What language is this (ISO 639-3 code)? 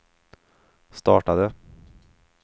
swe